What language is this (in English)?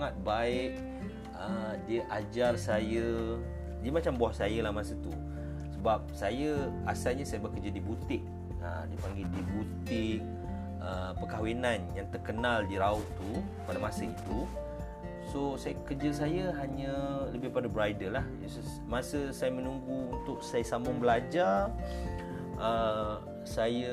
Malay